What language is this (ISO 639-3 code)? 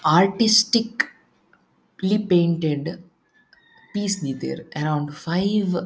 tcy